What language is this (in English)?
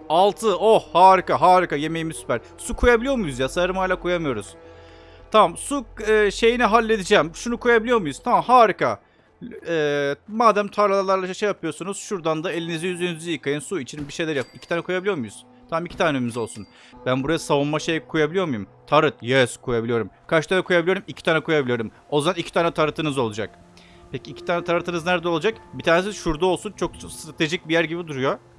Turkish